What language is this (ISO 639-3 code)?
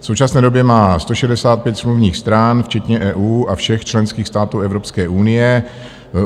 ces